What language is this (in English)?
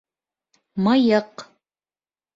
Bashkir